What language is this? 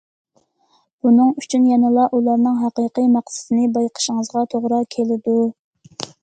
Uyghur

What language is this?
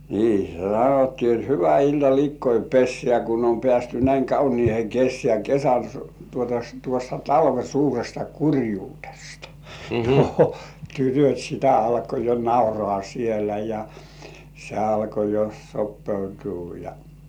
Finnish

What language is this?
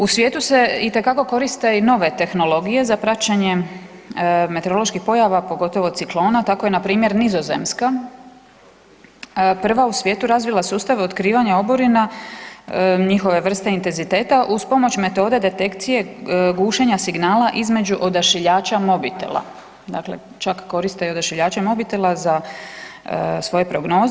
Croatian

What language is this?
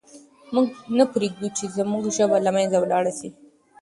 Pashto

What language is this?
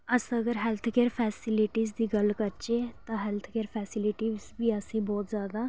Dogri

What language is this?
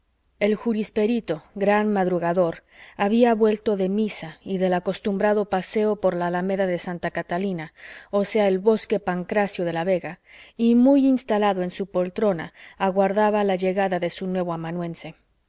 Spanish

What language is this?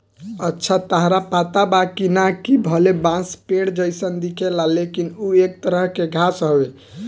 Bhojpuri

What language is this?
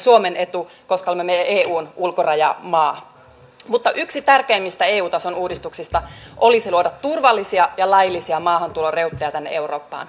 Finnish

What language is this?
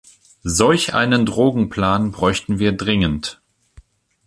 German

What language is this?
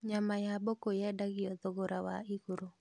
Kikuyu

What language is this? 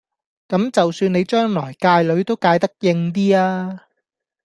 Cantonese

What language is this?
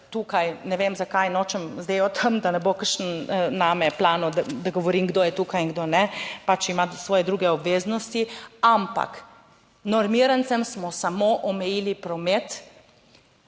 Slovenian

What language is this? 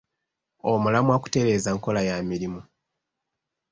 Ganda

